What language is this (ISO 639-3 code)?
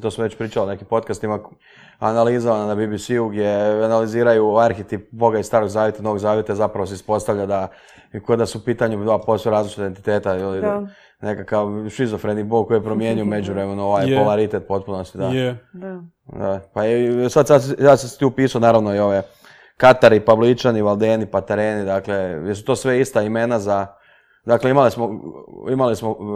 hrv